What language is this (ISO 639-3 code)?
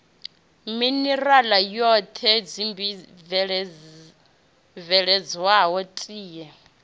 ven